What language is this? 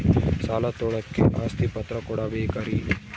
Kannada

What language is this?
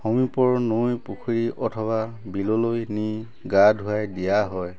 Assamese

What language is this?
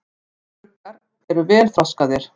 Icelandic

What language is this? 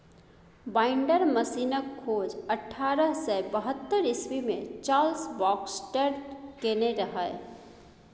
Maithili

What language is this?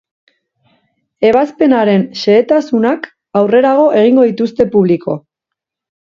Basque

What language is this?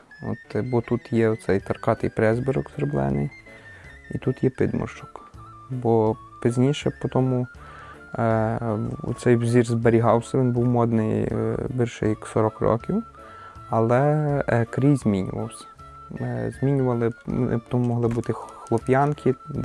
Ukrainian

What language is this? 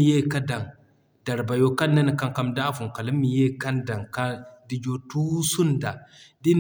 Zarma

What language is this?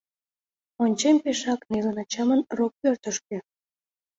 Mari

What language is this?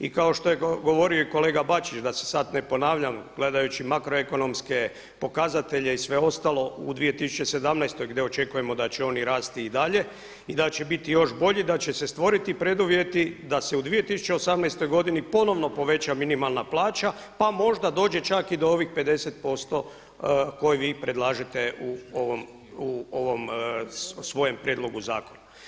Croatian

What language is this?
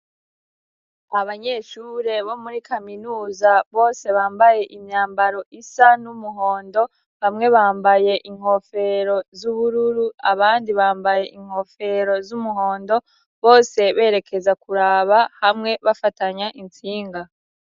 Rundi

